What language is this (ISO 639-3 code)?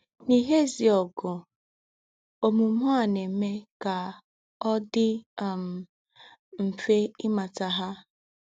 ibo